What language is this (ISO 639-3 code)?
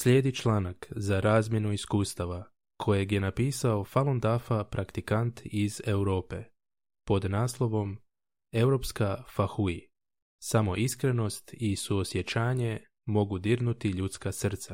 hrv